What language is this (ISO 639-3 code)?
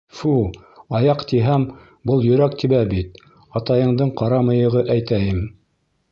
bak